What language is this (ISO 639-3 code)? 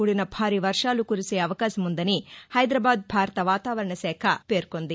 tel